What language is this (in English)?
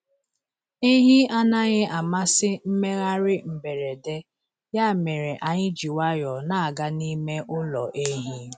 Igbo